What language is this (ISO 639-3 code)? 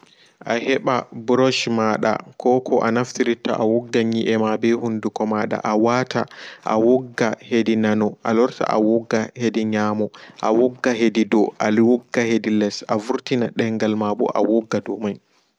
ful